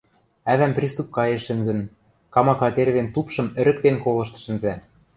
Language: Western Mari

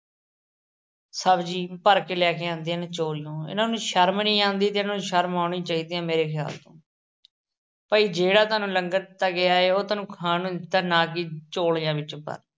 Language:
Punjabi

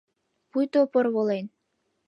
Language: Mari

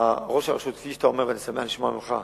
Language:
Hebrew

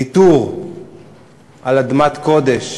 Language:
Hebrew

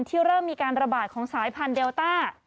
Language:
Thai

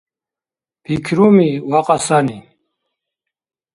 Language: Dargwa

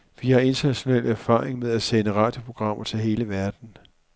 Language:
Danish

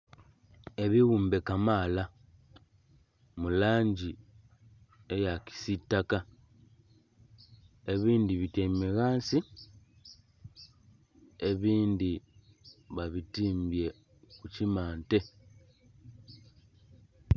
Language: Soga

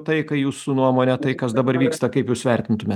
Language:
Lithuanian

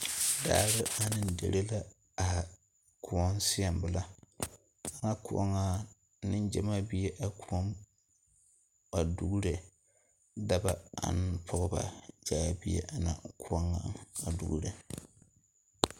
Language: Southern Dagaare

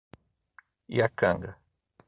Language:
Portuguese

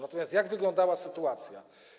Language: Polish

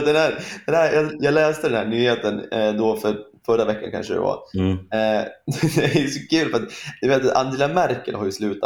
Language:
Swedish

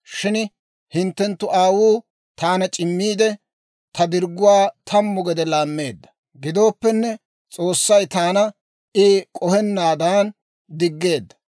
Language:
Dawro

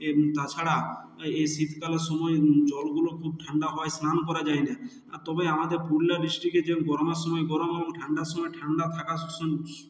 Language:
Bangla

